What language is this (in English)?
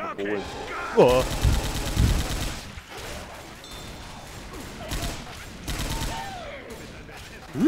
German